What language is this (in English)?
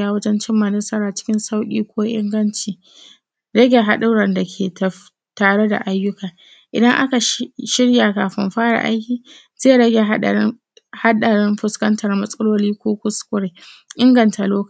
Hausa